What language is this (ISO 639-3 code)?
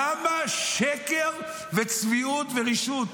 heb